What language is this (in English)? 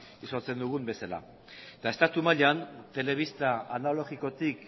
Basque